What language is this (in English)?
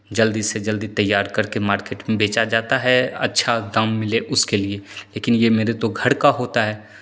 Hindi